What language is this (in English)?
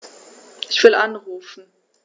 German